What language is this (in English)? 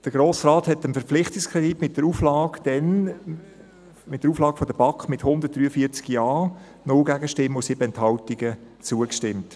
Swiss German